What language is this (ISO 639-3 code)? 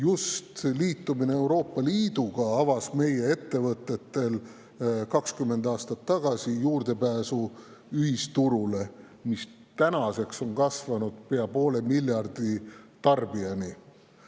est